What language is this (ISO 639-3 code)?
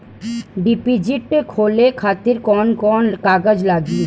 bho